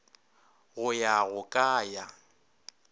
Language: Northern Sotho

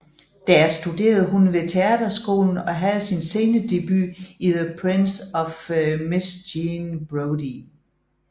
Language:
Danish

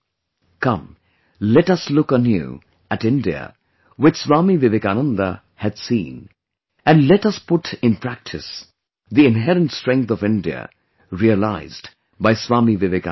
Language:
English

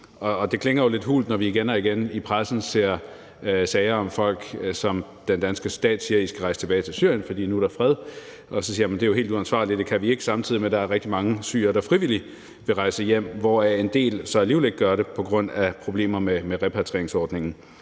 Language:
Danish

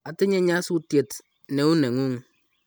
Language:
Kalenjin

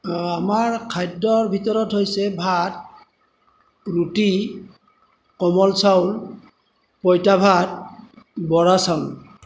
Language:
Assamese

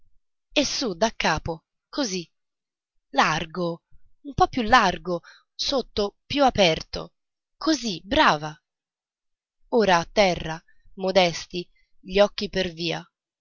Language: Italian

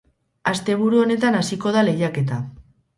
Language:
Basque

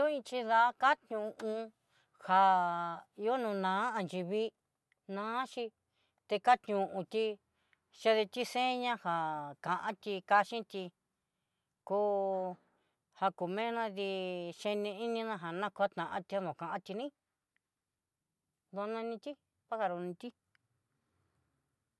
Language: Southeastern Nochixtlán Mixtec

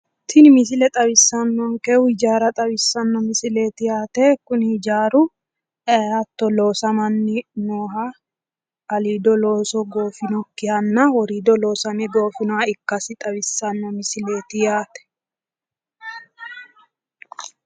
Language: Sidamo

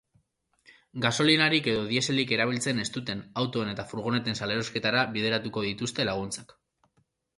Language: Basque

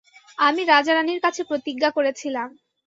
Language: Bangla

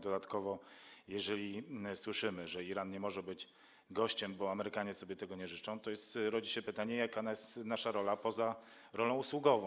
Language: Polish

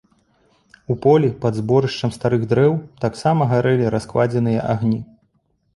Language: Belarusian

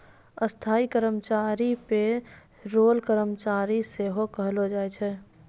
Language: Maithili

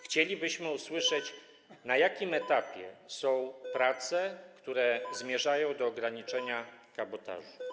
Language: Polish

